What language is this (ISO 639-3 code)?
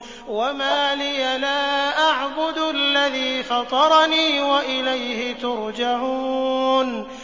ara